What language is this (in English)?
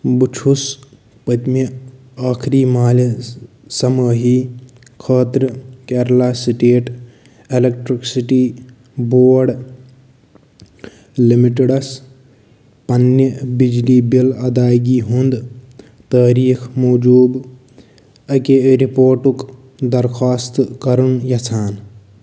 Kashmiri